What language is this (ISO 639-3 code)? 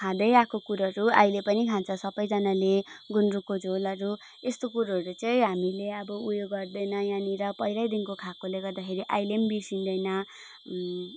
nep